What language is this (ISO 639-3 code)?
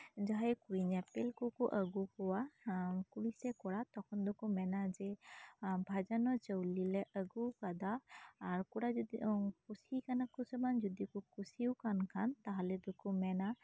sat